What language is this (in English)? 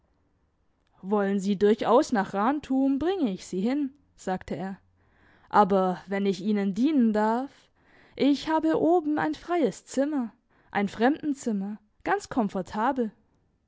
German